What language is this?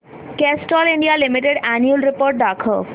Marathi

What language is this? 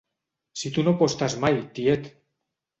Catalan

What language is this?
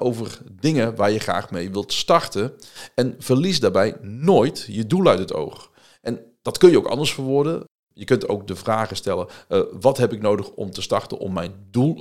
Dutch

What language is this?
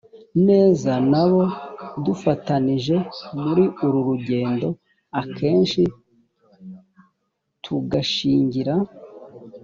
Kinyarwanda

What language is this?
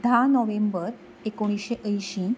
Konkani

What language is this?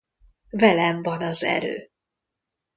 Hungarian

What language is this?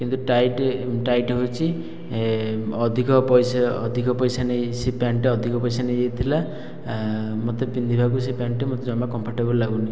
Odia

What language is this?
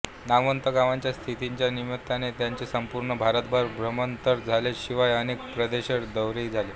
Marathi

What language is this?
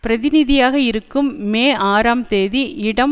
Tamil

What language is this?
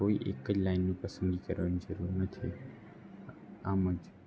Gujarati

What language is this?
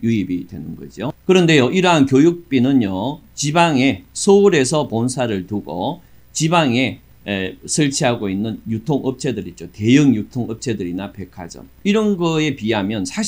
Korean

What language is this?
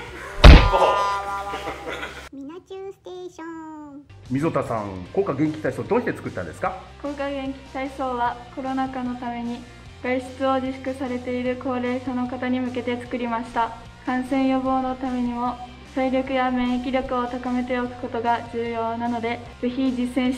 Japanese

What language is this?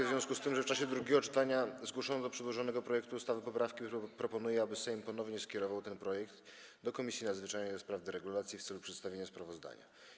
Polish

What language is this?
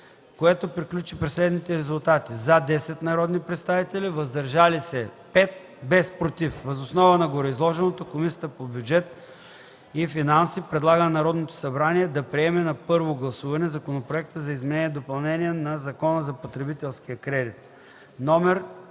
Bulgarian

